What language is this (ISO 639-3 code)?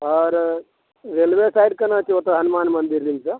mai